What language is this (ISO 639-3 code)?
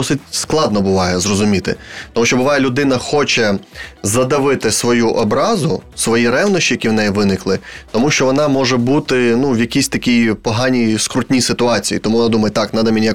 ukr